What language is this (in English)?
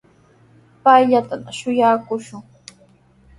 Sihuas Ancash Quechua